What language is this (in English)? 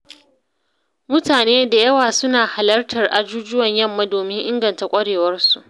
Hausa